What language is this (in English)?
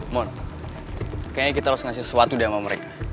Indonesian